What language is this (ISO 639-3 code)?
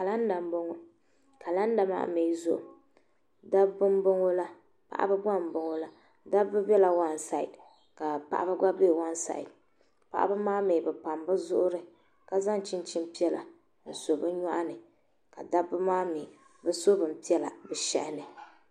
dag